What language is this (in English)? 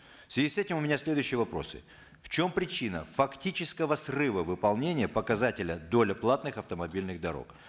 Kazakh